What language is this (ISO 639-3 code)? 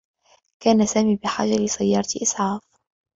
ara